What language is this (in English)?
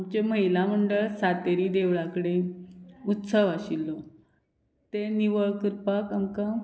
Konkani